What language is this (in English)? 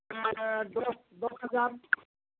Bangla